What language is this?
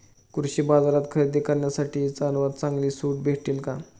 Marathi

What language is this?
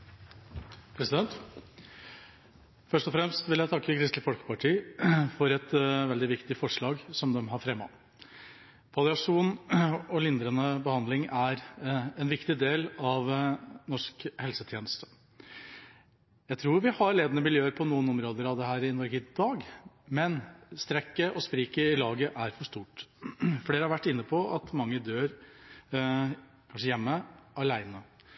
Norwegian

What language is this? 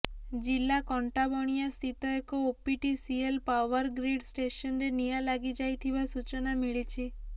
Odia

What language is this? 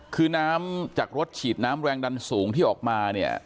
Thai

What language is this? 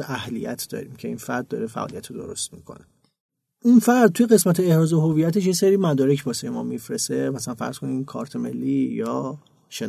Persian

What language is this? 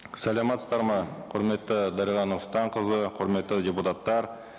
Kazakh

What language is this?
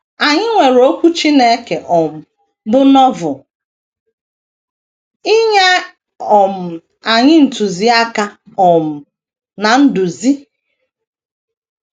Igbo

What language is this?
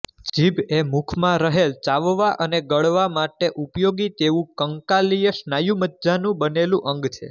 Gujarati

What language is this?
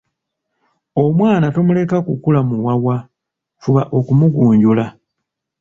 Ganda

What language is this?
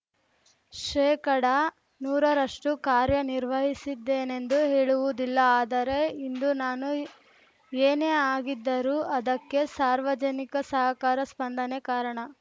Kannada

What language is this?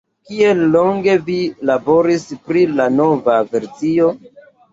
Esperanto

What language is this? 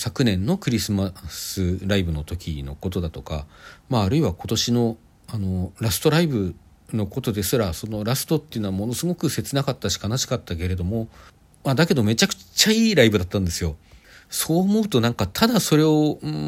Japanese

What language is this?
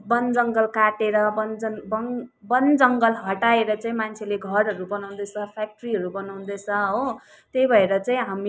Nepali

